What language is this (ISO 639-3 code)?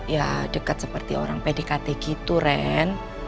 ind